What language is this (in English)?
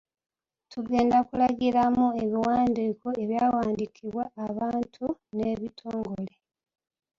Ganda